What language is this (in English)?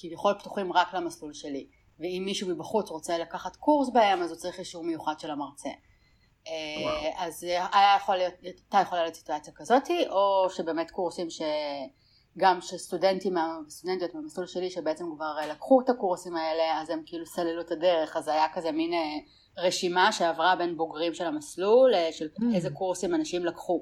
Hebrew